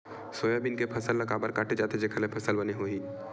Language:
Chhattisgarhi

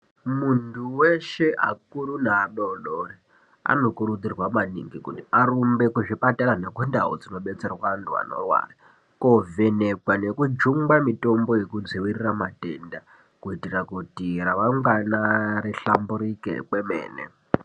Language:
Ndau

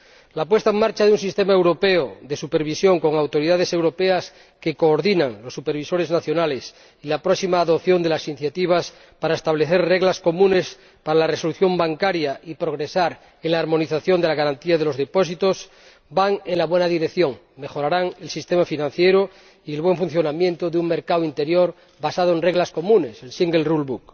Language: Spanish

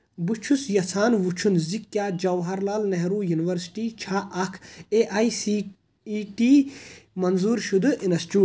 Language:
Kashmiri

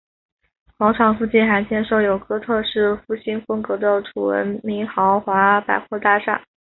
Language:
Chinese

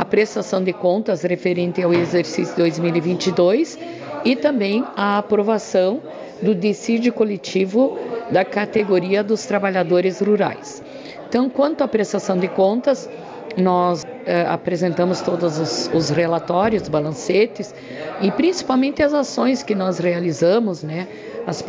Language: Portuguese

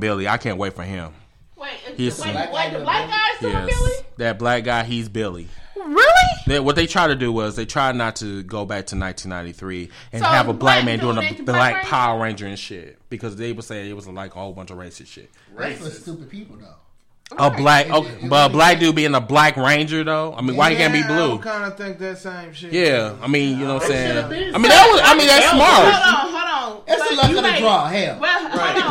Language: English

